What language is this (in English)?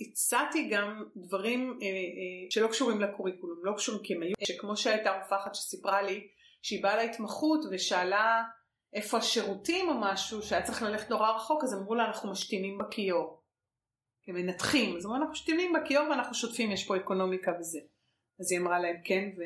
Hebrew